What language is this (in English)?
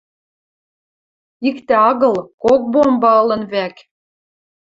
Western Mari